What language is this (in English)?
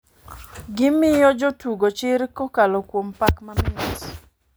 Luo (Kenya and Tanzania)